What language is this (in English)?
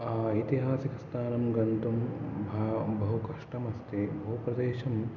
Sanskrit